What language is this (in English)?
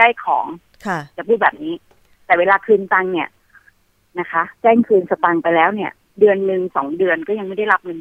Thai